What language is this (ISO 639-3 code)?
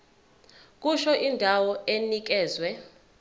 zul